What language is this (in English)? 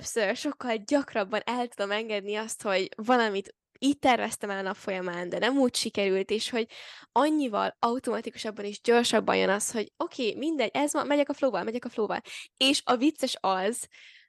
Hungarian